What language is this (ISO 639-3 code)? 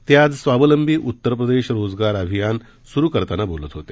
mar